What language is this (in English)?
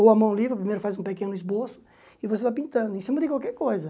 Portuguese